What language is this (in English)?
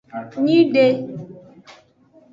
Aja (Benin)